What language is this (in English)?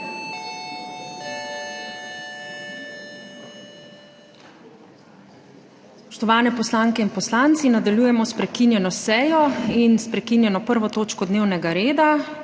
Slovenian